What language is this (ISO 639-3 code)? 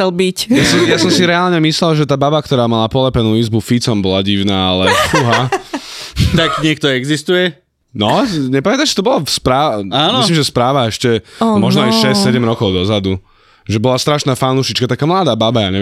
slk